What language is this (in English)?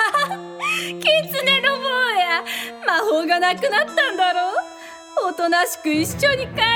Japanese